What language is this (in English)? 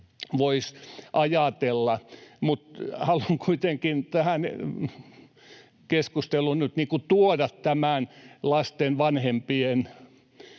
Finnish